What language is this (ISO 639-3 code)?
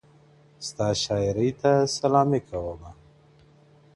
pus